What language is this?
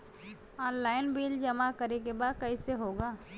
Bhojpuri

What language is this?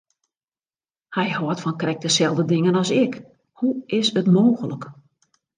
Western Frisian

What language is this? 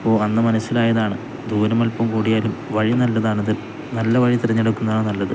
Malayalam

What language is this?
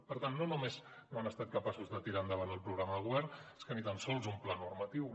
Catalan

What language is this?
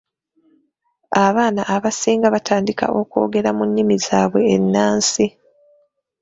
Ganda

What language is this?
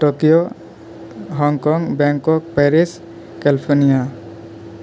Maithili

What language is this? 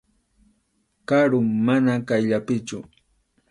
Arequipa-La Unión Quechua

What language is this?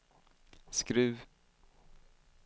Swedish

